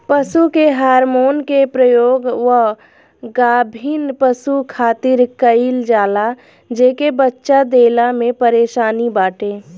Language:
Bhojpuri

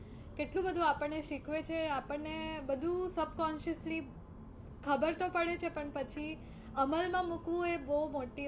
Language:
Gujarati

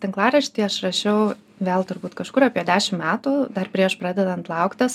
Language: Lithuanian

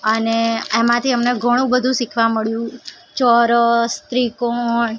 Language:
Gujarati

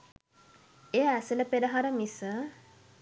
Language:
Sinhala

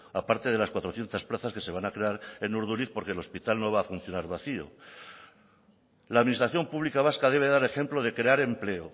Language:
Spanish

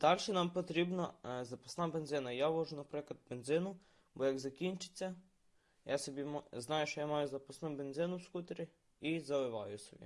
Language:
Ukrainian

